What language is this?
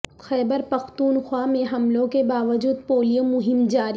Urdu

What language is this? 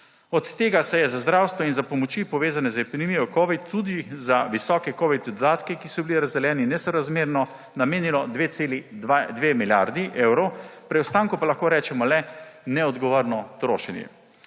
Slovenian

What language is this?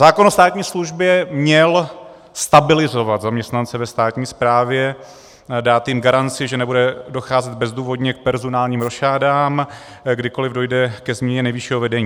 Czech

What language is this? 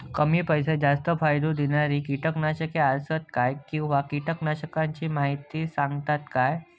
Marathi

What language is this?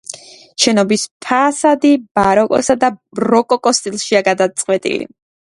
Georgian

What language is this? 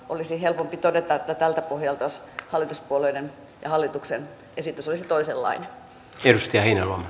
Finnish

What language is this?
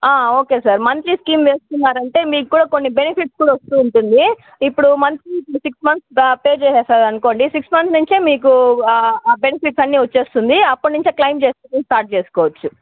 Telugu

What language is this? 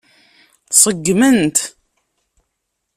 Kabyle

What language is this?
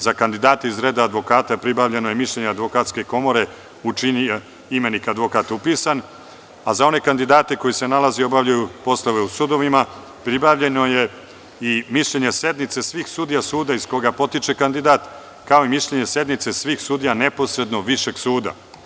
Serbian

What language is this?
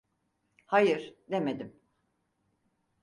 Turkish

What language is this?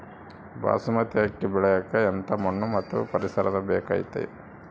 Kannada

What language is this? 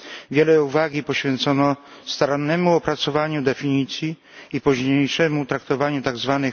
Polish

